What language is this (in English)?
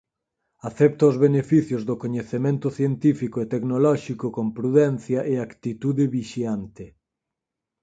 Galician